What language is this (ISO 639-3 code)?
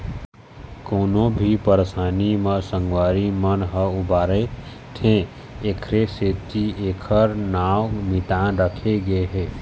hne